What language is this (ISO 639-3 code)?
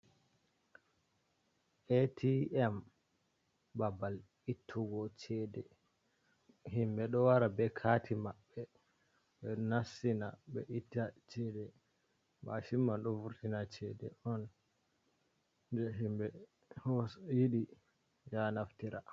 ful